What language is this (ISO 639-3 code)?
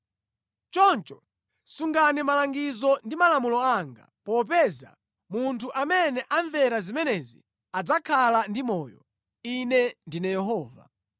nya